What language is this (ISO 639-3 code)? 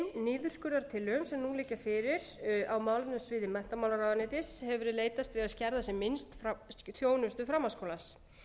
isl